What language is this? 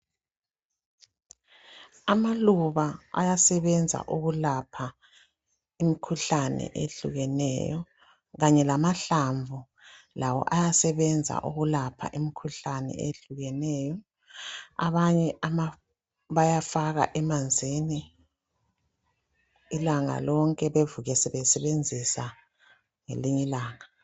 North Ndebele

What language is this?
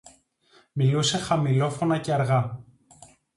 Greek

